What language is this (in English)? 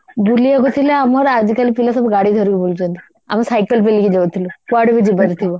Odia